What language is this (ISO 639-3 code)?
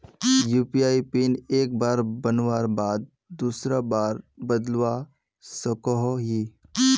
mag